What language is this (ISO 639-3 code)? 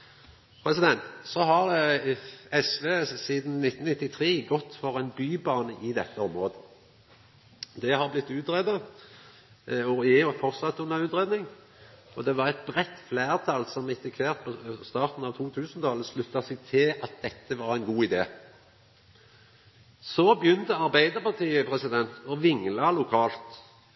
nno